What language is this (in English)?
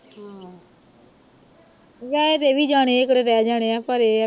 Punjabi